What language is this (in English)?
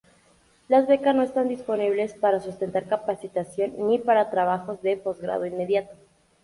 Spanish